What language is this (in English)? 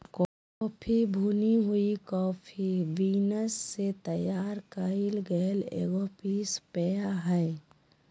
Magahi